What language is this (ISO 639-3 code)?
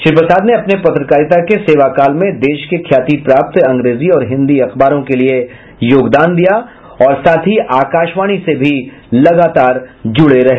hin